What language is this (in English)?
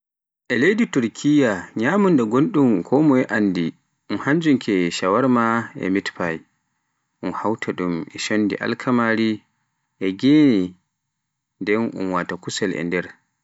Pular